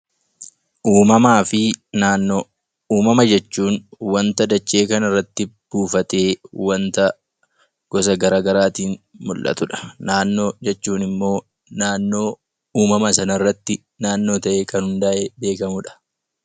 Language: Oromo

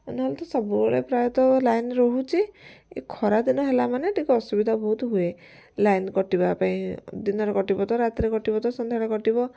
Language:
Odia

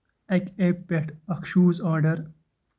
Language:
Kashmiri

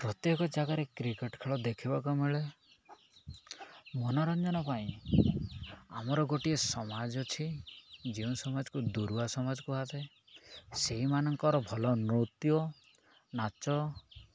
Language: Odia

